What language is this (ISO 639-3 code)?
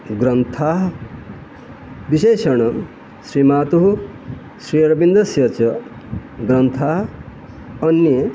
san